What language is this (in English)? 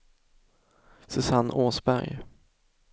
Swedish